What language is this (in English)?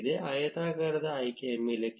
Kannada